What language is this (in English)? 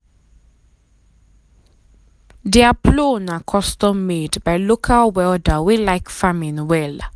Nigerian Pidgin